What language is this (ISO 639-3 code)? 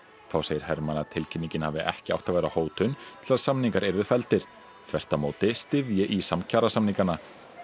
isl